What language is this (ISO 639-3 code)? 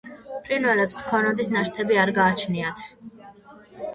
kat